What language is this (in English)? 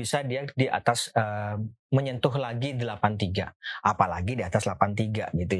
Indonesian